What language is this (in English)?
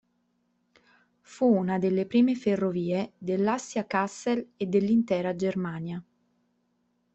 Italian